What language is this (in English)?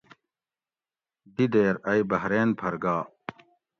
Gawri